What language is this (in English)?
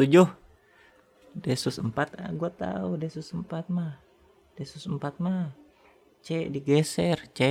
Indonesian